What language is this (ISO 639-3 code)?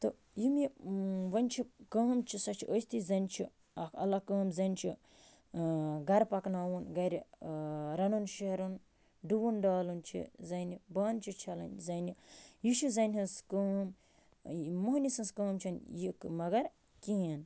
kas